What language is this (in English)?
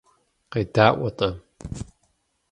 Kabardian